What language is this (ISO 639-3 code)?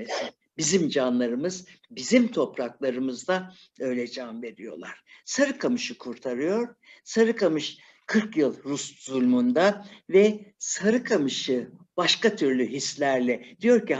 tur